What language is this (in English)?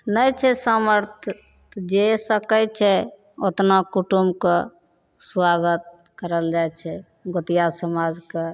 Maithili